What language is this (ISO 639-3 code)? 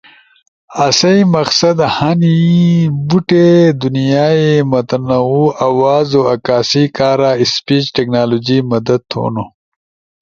ush